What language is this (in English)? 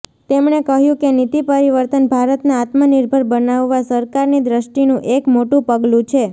Gujarati